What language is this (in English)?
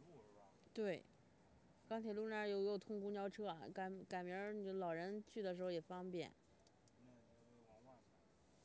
Chinese